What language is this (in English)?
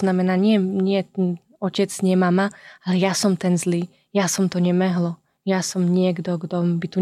Slovak